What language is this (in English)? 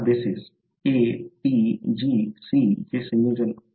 Marathi